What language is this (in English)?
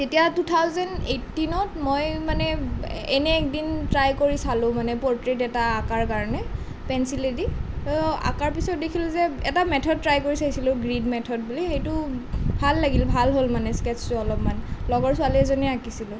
Assamese